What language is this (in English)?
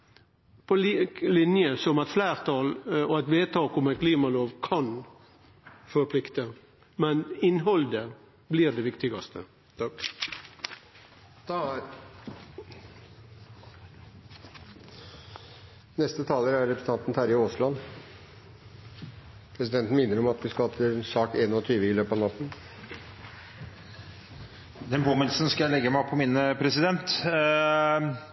Norwegian